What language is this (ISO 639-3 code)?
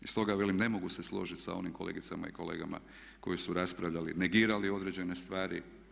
hrv